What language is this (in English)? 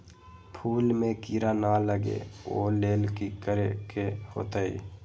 Magahi